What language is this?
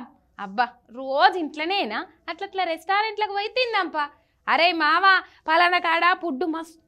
Telugu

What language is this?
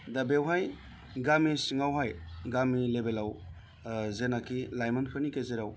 Bodo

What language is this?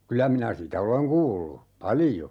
Finnish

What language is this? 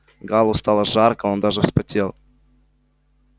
Russian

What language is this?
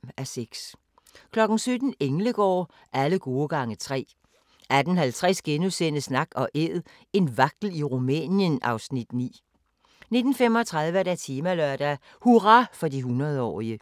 Danish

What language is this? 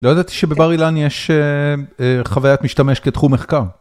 Hebrew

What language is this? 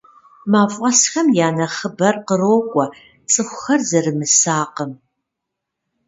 Kabardian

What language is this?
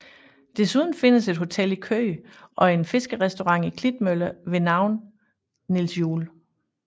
Danish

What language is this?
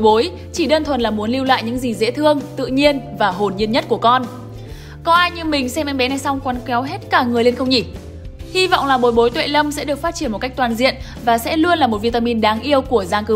Vietnamese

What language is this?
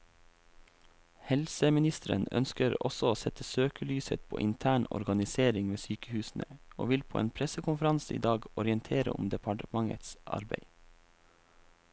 Norwegian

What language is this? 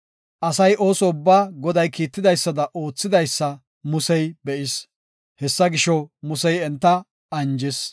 Gofa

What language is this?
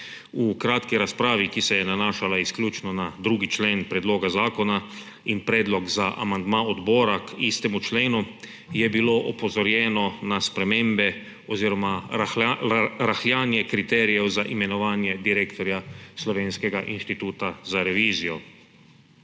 Slovenian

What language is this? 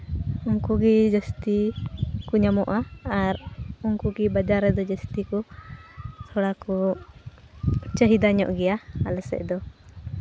Santali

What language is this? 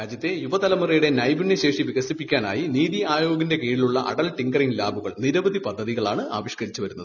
Malayalam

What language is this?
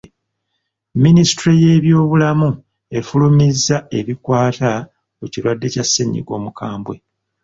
Ganda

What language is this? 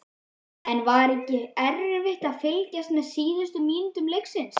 Icelandic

